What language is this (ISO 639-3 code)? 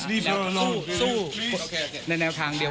tha